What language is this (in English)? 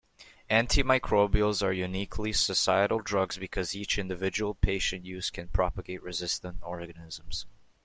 English